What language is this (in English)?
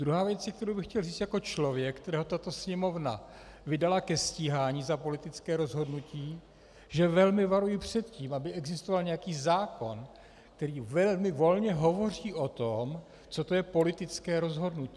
Czech